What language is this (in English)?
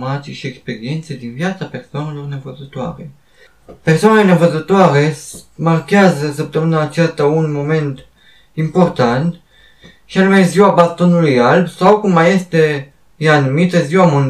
Romanian